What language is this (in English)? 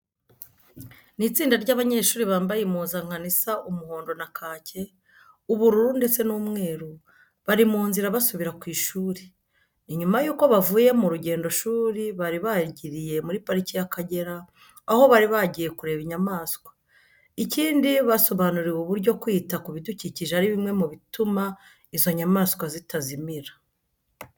Kinyarwanda